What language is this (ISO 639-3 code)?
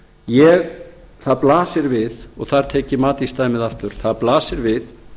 isl